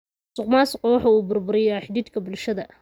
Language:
Somali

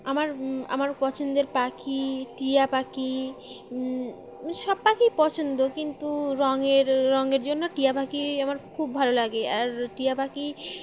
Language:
Bangla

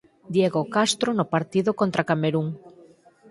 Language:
Galician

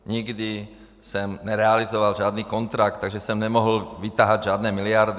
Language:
Czech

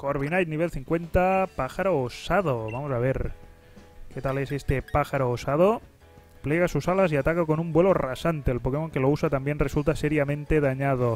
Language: Spanish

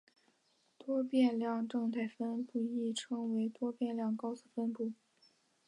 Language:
Chinese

